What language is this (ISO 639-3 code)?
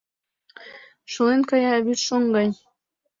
chm